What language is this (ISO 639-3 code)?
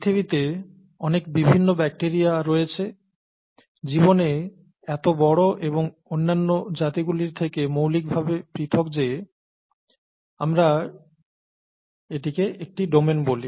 ben